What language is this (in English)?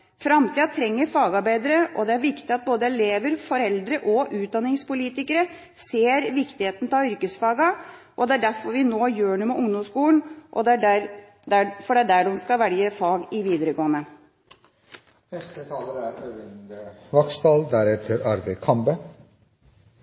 Norwegian Bokmål